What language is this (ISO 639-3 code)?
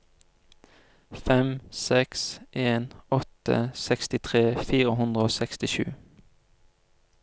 nor